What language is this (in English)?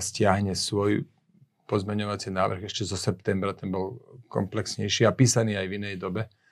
Slovak